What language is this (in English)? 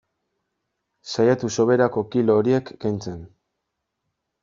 Basque